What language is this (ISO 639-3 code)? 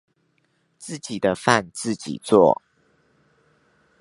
zho